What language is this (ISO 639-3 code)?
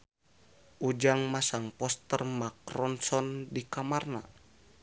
sun